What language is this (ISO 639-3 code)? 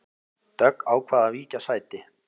isl